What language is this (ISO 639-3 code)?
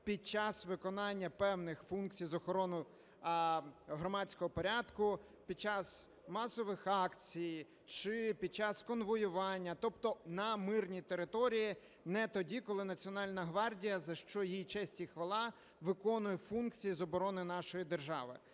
ukr